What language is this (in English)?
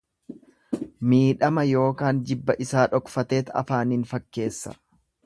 Oromo